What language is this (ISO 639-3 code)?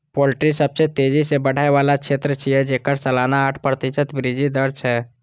mai